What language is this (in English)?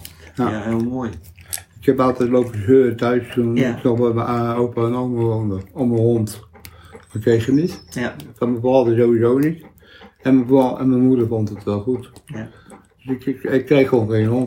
Dutch